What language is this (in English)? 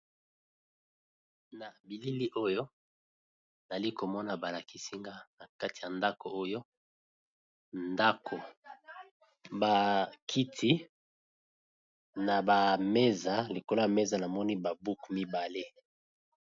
Lingala